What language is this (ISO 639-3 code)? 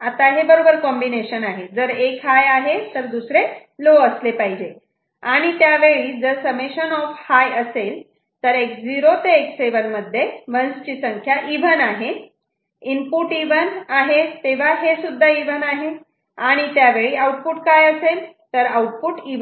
mar